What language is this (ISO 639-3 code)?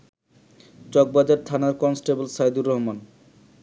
ben